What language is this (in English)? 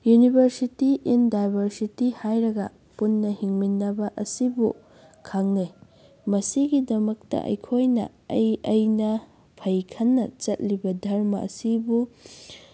Manipuri